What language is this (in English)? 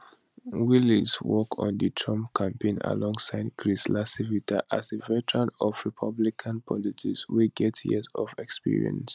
Nigerian Pidgin